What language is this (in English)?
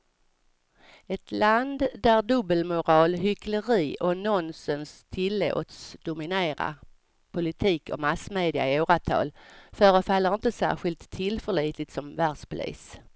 Swedish